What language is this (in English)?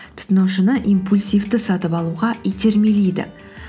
Kazakh